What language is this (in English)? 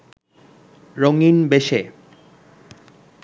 Bangla